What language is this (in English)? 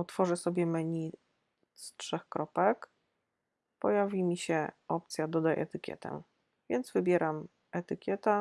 Polish